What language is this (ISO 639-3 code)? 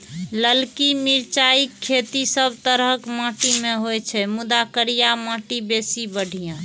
mai